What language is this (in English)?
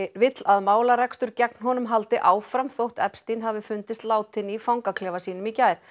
Icelandic